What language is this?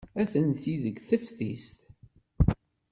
Kabyle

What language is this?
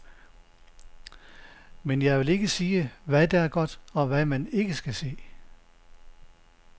Danish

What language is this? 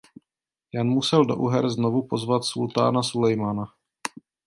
Czech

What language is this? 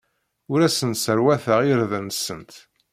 Kabyle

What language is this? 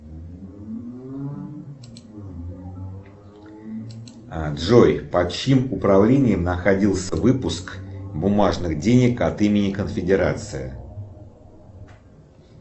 Russian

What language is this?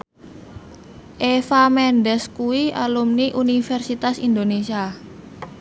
Javanese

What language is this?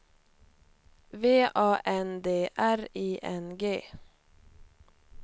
Swedish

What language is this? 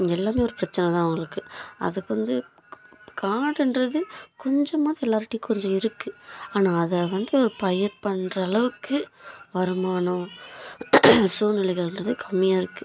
Tamil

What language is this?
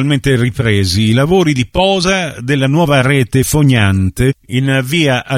Italian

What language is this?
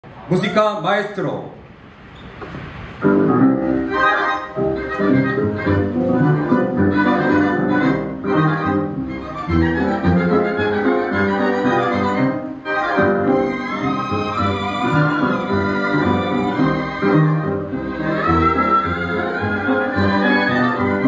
Korean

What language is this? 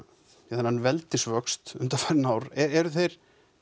Icelandic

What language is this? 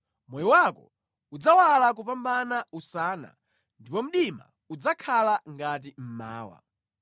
Nyanja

